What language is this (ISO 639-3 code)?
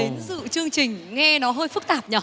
vie